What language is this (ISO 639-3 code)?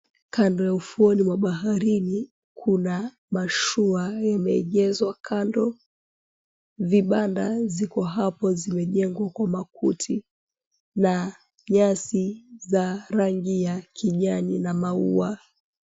swa